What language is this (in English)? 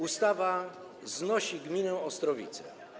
Polish